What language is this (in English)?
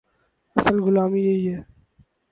Urdu